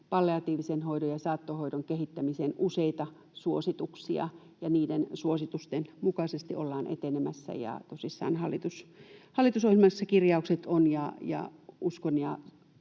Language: Finnish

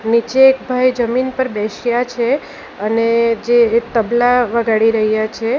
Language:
Gujarati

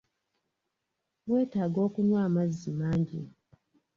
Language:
Ganda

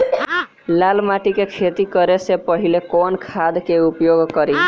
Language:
Bhojpuri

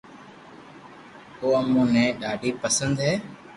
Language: Loarki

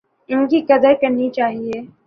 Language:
Urdu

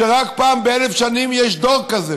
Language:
Hebrew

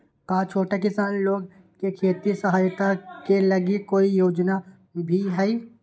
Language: Magahi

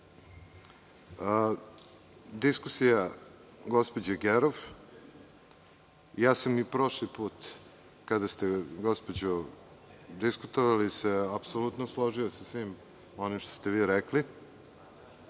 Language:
Serbian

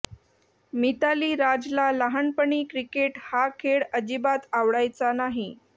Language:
Marathi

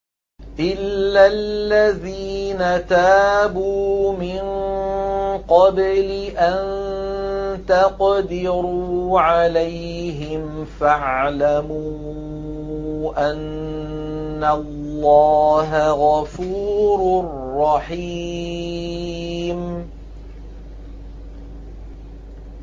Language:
Arabic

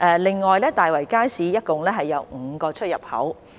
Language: Cantonese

